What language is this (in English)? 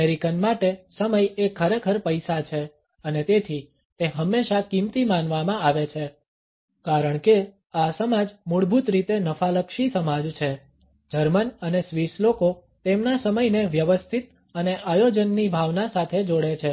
Gujarati